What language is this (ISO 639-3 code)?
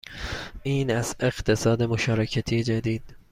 fas